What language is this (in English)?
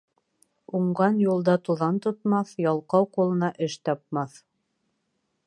Bashkir